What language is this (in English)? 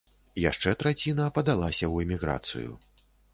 Belarusian